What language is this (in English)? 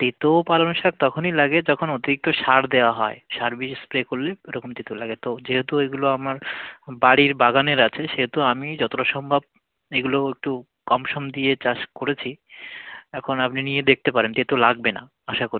Bangla